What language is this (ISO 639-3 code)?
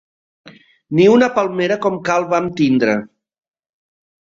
cat